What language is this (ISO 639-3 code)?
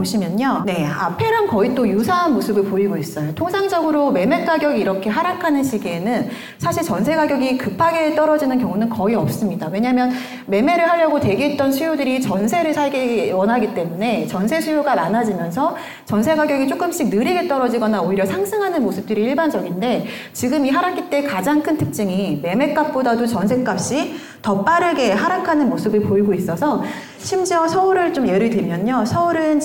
kor